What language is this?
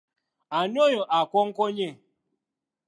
Ganda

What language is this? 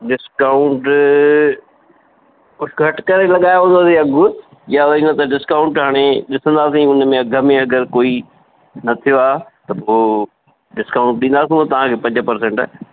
Sindhi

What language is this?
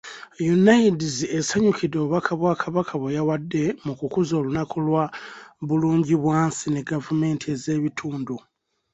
Ganda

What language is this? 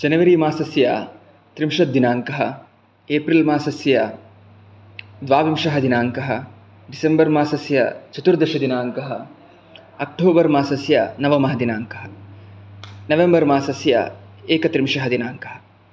Sanskrit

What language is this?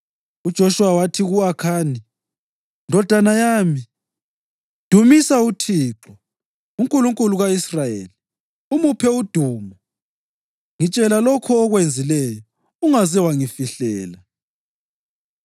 North Ndebele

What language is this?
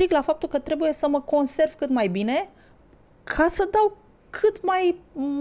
Romanian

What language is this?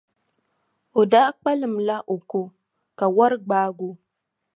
Dagbani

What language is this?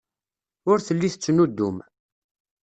Kabyle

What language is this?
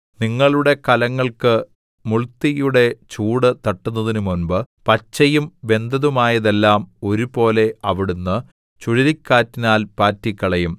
Malayalam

